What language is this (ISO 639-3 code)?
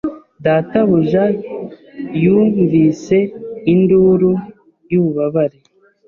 kin